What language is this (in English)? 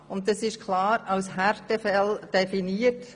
Swiss German